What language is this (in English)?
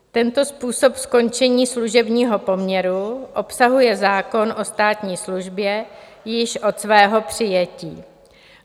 Czech